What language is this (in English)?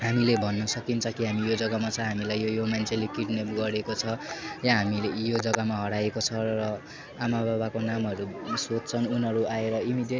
Nepali